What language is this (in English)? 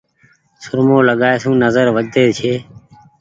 Goaria